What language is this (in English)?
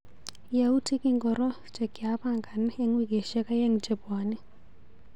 Kalenjin